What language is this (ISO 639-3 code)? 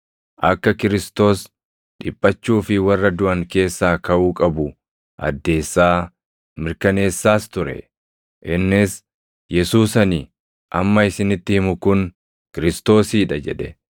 orm